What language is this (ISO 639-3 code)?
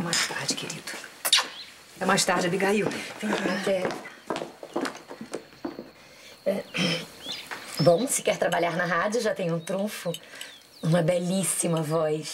por